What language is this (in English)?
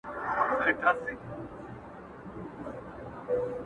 Pashto